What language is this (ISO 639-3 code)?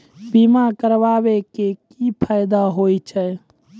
mai